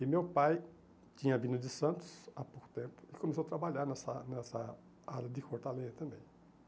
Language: Portuguese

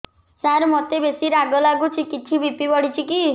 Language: Odia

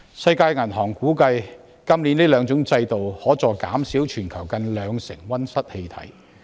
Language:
Cantonese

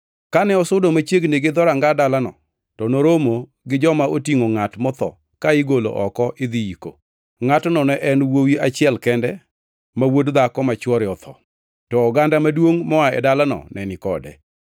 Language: Luo (Kenya and Tanzania)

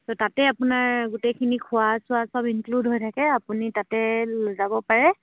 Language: Assamese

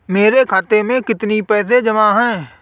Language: Hindi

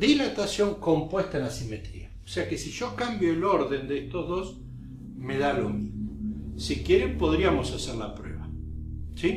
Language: Spanish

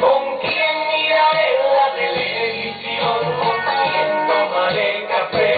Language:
Romanian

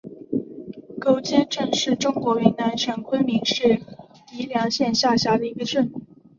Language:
Chinese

